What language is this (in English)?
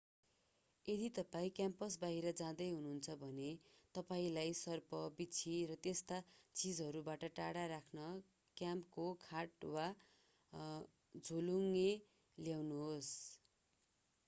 Nepali